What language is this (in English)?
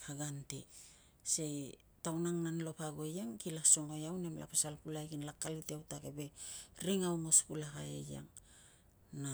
Tungag